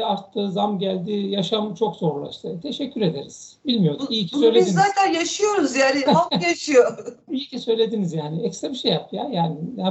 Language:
Turkish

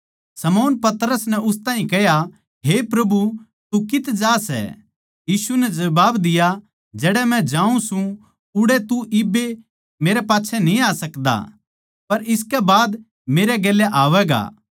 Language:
Haryanvi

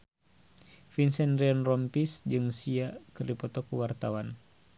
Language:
Sundanese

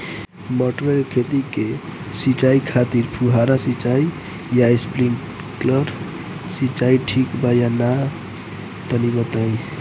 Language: Bhojpuri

